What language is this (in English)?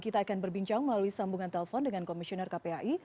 Indonesian